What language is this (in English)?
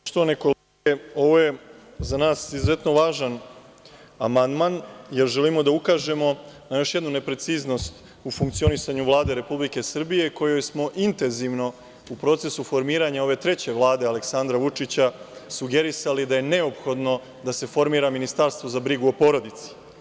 Serbian